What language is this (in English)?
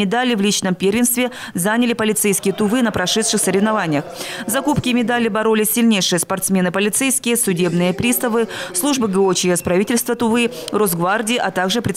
Russian